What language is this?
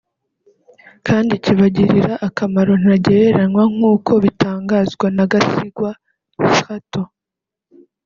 Kinyarwanda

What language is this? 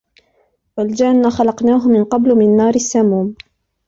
Arabic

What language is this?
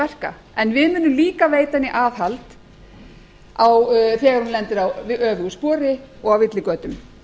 Icelandic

